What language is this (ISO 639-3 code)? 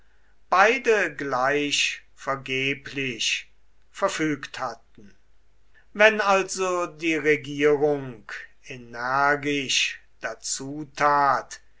deu